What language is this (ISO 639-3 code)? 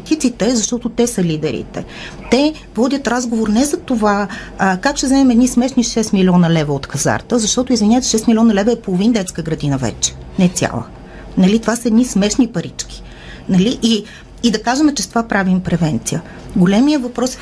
bul